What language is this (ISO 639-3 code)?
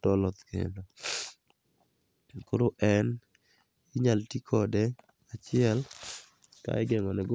luo